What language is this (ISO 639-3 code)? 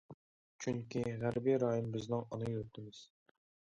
uig